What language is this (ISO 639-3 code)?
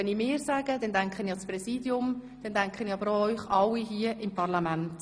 gsw